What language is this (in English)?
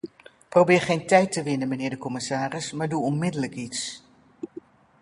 Dutch